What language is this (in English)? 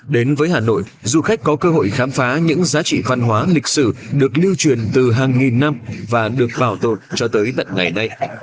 Vietnamese